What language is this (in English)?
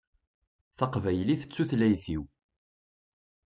Kabyle